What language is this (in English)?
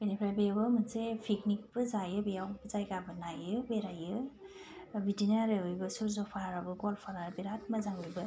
Bodo